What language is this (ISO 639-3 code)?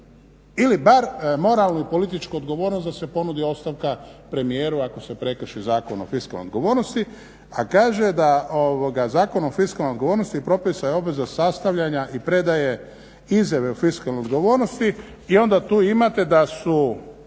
hrv